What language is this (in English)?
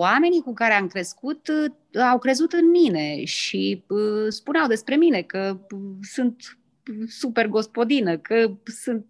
Romanian